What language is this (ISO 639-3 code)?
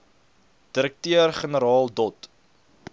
afr